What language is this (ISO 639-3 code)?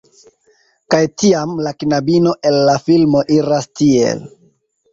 epo